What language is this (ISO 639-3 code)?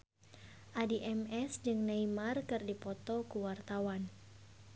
sun